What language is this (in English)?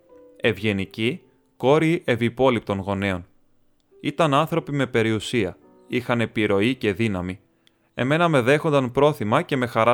Greek